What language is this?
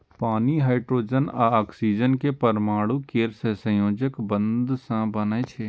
Maithili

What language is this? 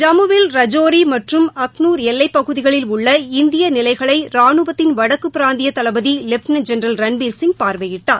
Tamil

